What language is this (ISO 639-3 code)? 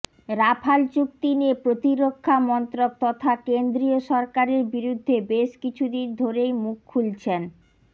ben